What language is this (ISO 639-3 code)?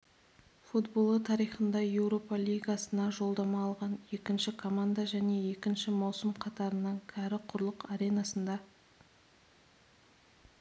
kaz